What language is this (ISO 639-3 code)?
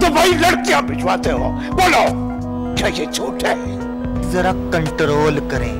hin